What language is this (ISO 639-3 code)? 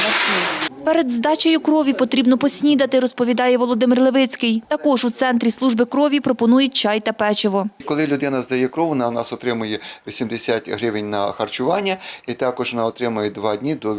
ukr